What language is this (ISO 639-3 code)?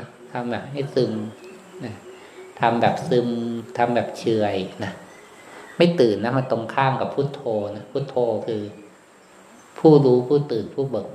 tha